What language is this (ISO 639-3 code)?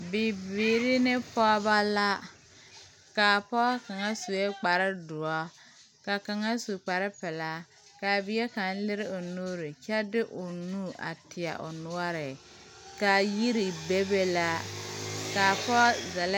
dga